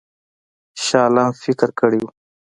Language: Pashto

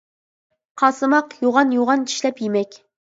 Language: Uyghur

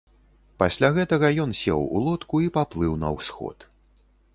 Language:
Belarusian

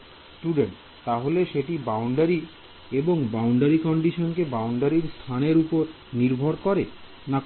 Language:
Bangla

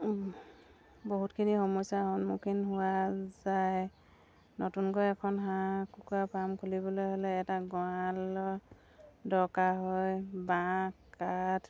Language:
Assamese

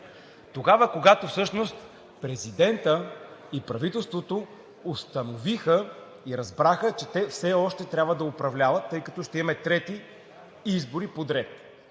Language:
Bulgarian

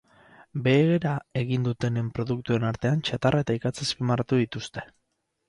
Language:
Basque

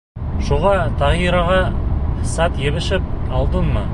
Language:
Bashkir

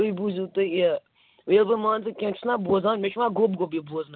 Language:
Kashmiri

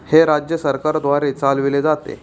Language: Marathi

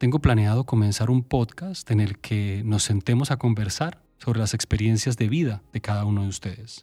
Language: Spanish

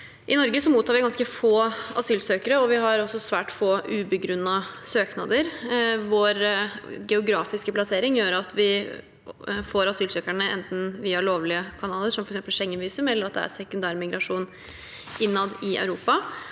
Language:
Norwegian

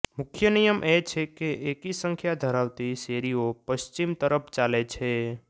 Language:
Gujarati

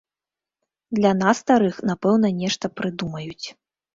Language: Belarusian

